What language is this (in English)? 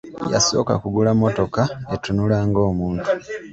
Ganda